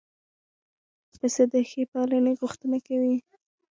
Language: Pashto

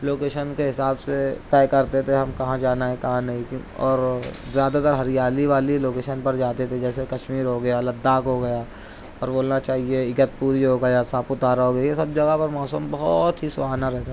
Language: Urdu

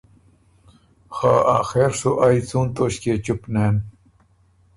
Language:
Ormuri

